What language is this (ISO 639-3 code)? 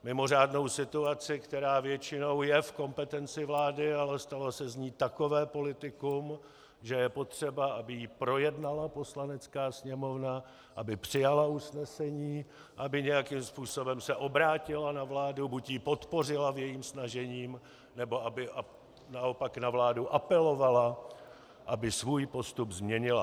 ces